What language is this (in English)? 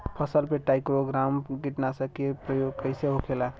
Bhojpuri